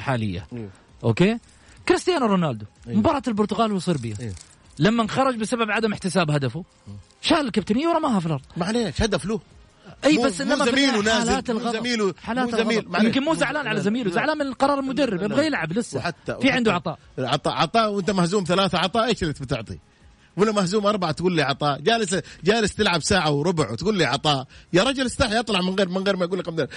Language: Arabic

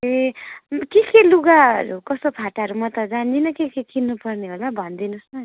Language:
Nepali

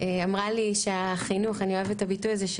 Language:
Hebrew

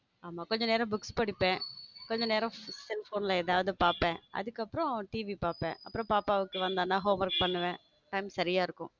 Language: Tamil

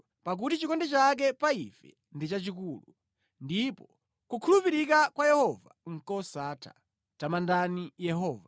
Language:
Nyanja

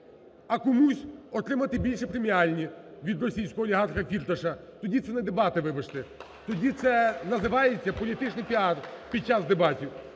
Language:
Ukrainian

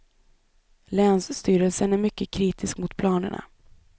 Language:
Swedish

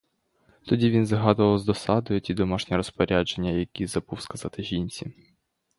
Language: Ukrainian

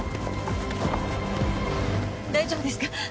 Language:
Japanese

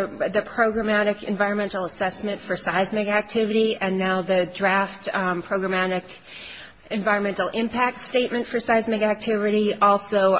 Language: English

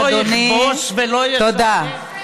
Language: Hebrew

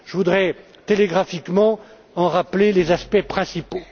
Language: French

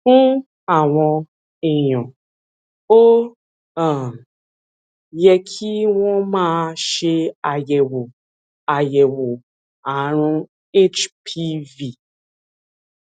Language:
Yoruba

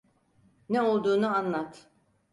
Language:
Turkish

